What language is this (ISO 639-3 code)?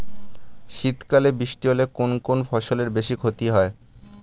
ben